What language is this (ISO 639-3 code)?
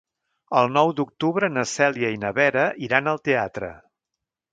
cat